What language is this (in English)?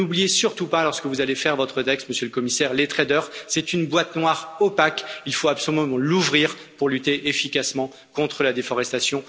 French